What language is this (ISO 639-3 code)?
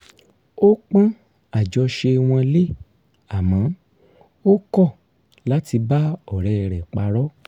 yor